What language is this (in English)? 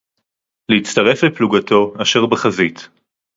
Hebrew